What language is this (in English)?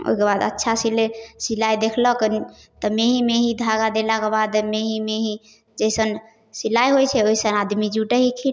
Maithili